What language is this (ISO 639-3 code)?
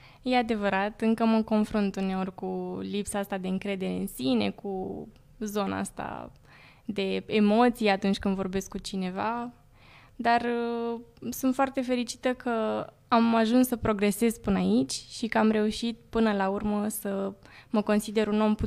ron